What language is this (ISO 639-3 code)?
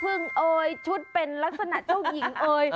tha